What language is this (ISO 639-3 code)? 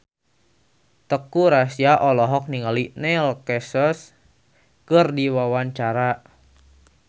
sun